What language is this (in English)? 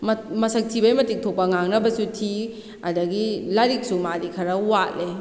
Manipuri